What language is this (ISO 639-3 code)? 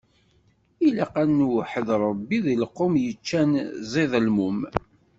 kab